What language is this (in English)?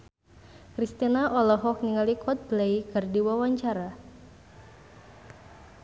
Sundanese